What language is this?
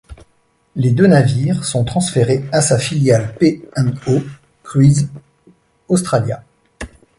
French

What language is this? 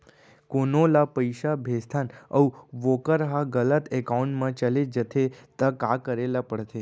Chhattisgarhi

